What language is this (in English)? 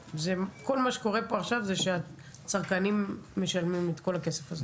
Hebrew